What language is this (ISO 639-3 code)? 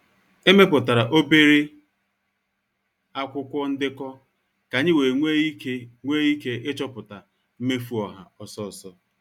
ibo